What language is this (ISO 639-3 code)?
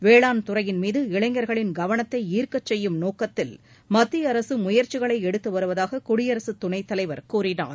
tam